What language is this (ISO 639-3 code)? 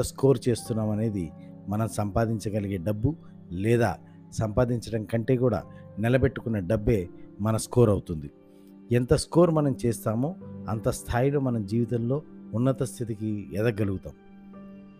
tel